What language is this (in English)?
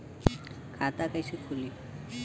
Bhojpuri